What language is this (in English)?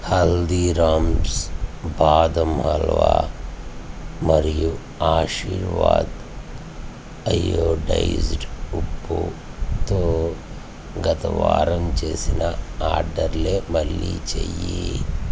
Telugu